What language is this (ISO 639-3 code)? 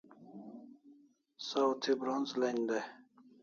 kls